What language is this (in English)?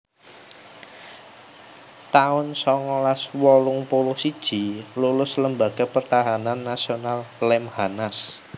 Javanese